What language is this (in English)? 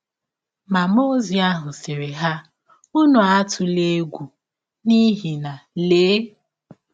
Igbo